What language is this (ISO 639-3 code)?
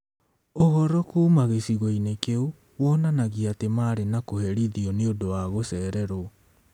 kik